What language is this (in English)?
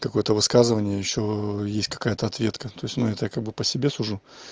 Russian